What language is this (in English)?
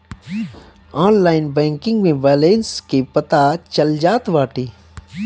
Bhojpuri